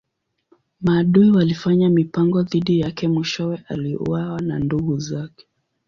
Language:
Swahili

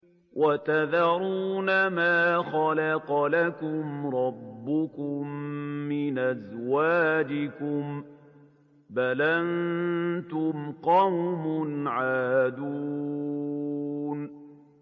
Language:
Arabic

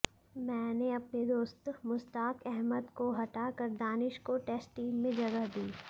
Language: Hindi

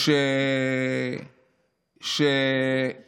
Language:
Hebrew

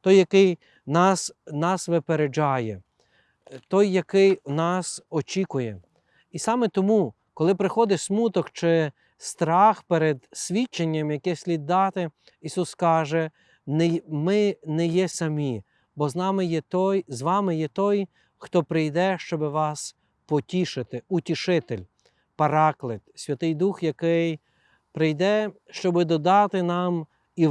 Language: Ukrainian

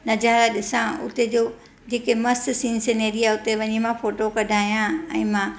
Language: Sindhi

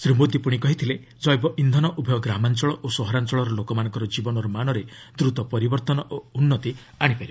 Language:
Odia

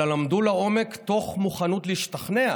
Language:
Hebrew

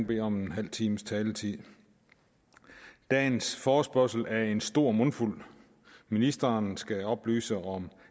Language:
Danish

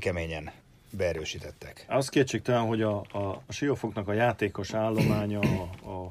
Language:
Hungarian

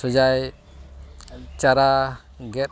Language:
Santali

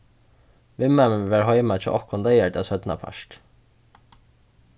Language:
Faroese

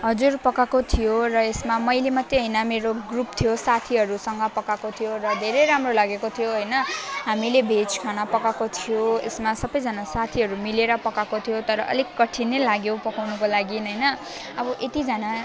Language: Nepali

